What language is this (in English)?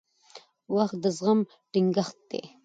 Pashto